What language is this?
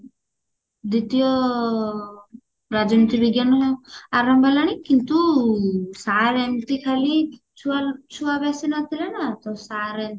Odia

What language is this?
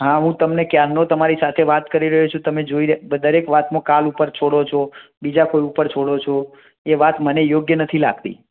Gujarati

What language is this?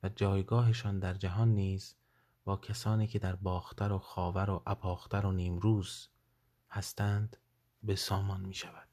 Persian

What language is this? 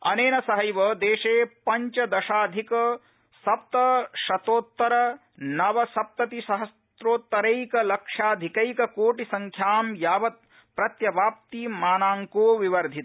Sanskrit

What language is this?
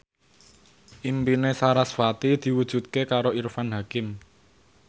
Javanese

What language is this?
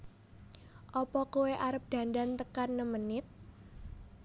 Javanese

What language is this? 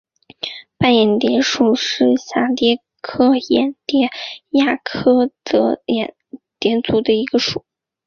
Chinese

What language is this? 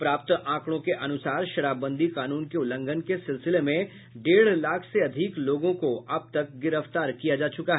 Hindi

